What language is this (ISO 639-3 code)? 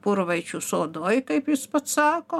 lit